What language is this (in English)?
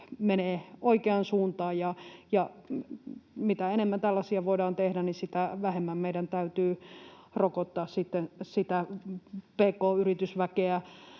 Finnish